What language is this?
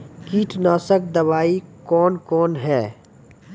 Maithili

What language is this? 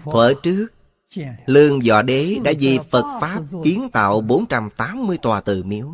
Vietnamese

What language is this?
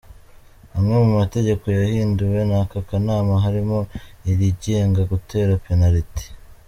Kinyarwanda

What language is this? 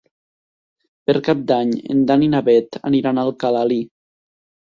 Catalan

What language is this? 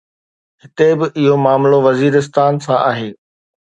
Sindhi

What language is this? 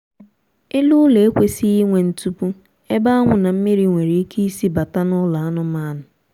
Igbo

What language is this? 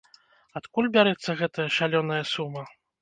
Belarusian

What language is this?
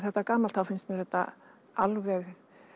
Icelandic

